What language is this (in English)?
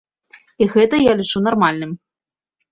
Belarusian